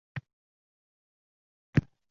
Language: Uzbek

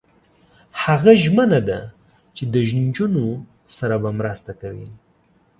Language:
Pashto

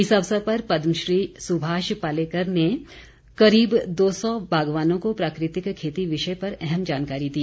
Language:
Hindi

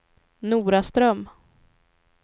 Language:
Swedish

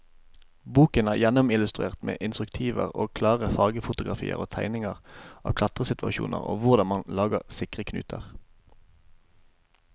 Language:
Norwegian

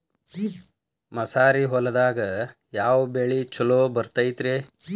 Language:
Kannada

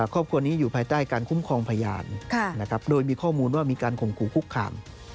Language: Thai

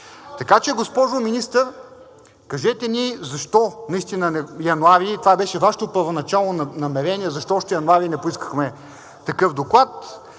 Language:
Bulgarian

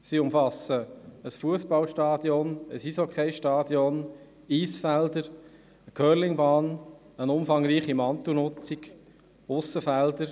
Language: Swiss German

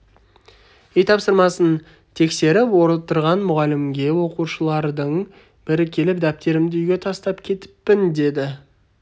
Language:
Kazakh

